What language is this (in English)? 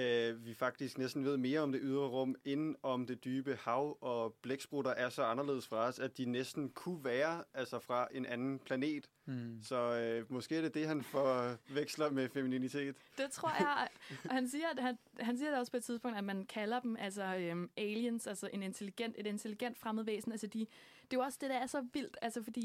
Danish